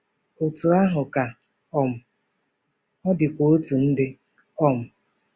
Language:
Igbo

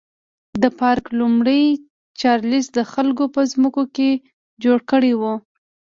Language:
Pashto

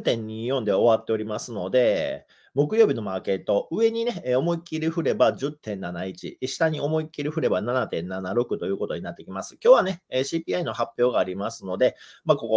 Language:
Japanese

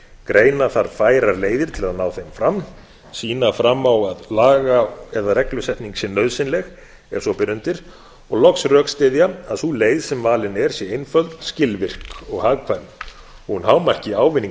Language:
Icelandic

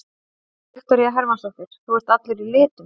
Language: Icelandic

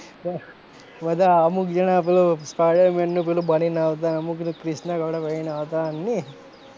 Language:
Gujarati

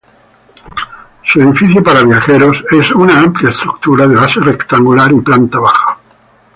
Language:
Spanish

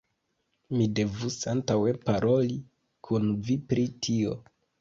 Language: Esperanto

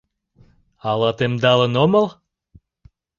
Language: Mari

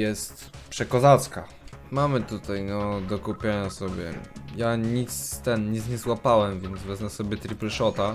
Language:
Polish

